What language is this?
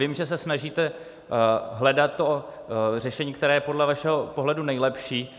Czech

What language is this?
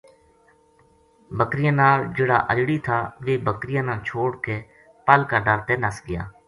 Gujari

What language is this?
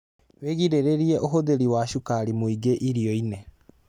Kikuyu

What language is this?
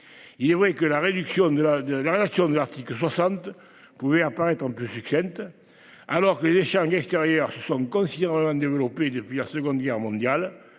French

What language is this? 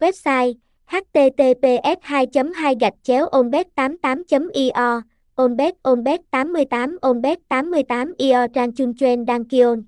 Vietnamese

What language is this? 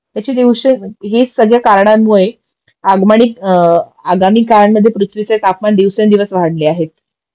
Marathi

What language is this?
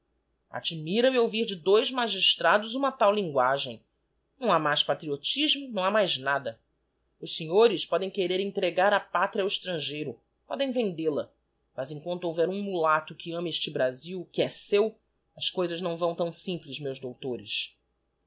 Portuguese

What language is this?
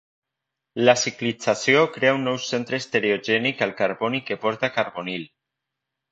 Catalan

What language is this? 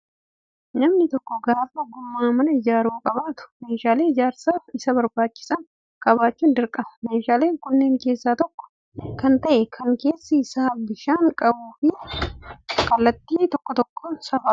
Oromo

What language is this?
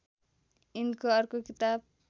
Nepali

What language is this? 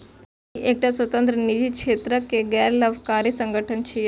Maithili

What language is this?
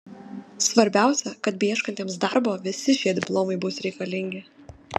Lithuanian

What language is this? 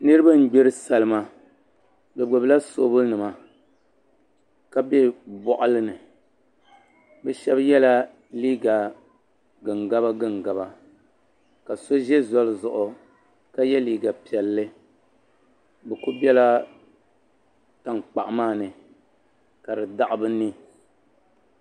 Dagbani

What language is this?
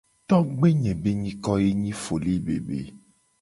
Gen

